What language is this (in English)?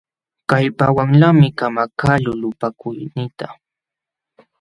Jauja Wanca Quechua